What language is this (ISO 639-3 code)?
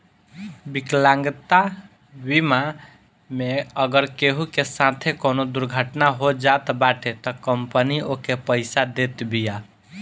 bho